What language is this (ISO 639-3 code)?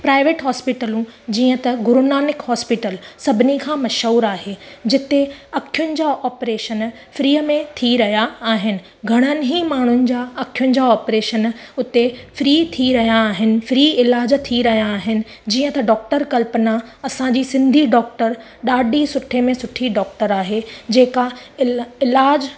snd